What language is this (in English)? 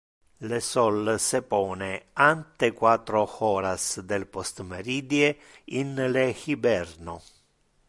Interlingua